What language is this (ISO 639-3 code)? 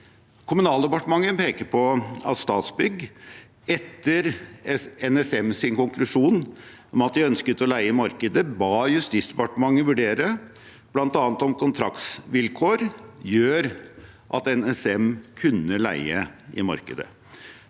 nor